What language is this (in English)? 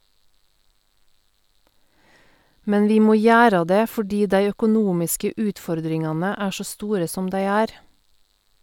Norwegian